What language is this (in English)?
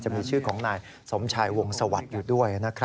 Thai